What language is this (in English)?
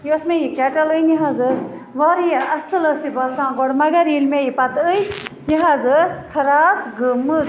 Kashmiri